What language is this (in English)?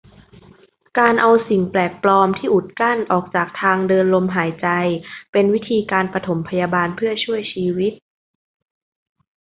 Thai